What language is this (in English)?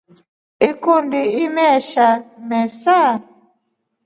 Rombo